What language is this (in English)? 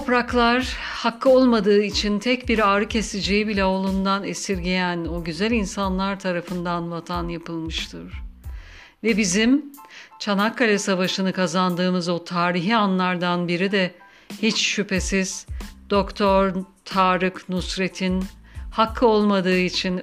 Turkish